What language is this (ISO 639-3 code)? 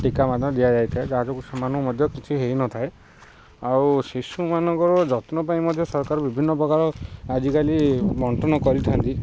ori